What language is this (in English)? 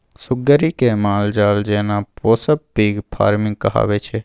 Maithili